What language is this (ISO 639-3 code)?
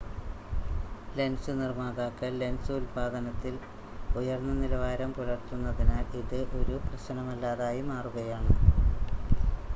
mal